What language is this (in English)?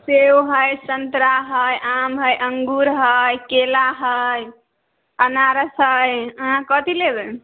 Maithili